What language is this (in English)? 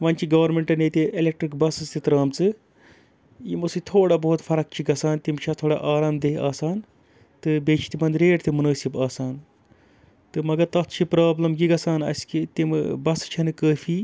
Kashmiri